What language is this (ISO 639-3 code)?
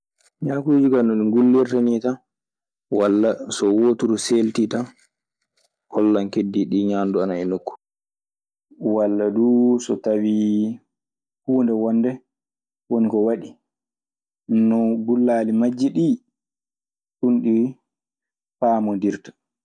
ffm